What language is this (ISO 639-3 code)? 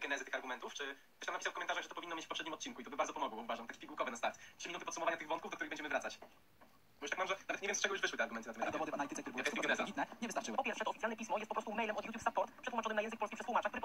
pol